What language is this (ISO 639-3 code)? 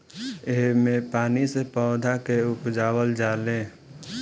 bho